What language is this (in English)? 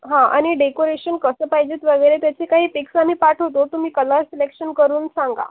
Marathi